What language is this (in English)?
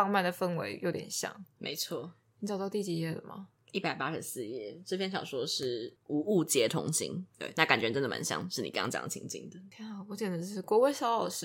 Chinese